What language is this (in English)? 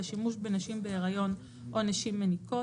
Hebrew